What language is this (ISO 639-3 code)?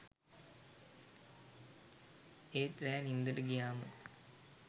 sin